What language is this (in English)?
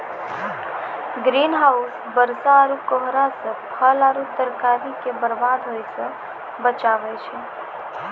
Maithili